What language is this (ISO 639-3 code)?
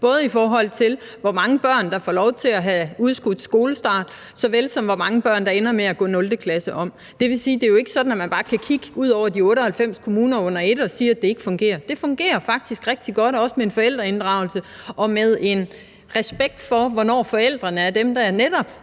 dan